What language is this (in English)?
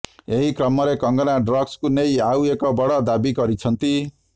Odia